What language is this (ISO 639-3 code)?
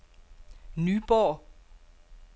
dan